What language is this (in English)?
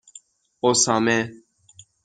Persian